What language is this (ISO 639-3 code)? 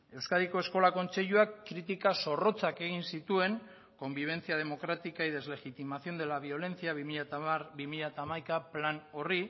eus